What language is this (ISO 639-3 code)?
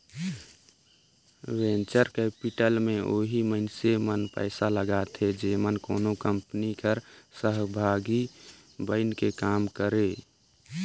hne